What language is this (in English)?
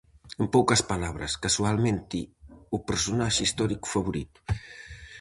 Galician